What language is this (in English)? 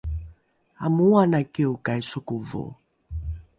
Rukai